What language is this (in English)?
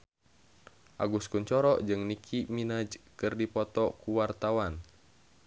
Sundanese